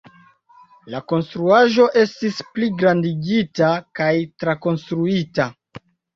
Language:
Esperanto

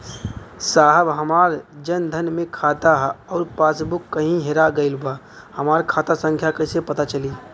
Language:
Bhojpuri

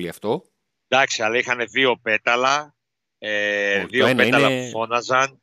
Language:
Greek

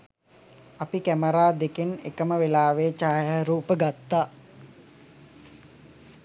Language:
Sinhala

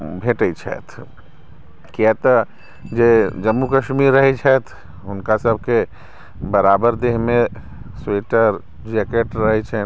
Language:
Maithili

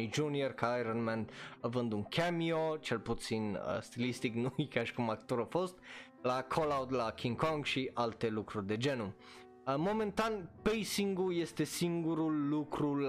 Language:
Romanian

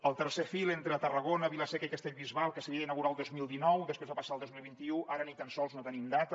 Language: Catalan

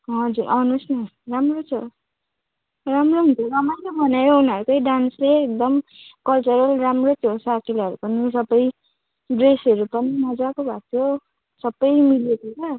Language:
Nepali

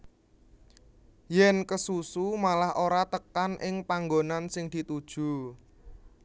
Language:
Javanese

